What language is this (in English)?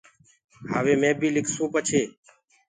Gurgula